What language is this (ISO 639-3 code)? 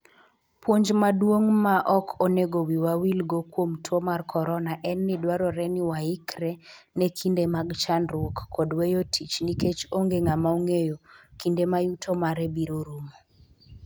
luo